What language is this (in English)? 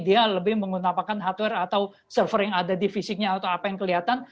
Indonesian